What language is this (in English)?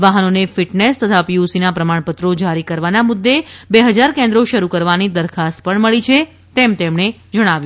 Gujarati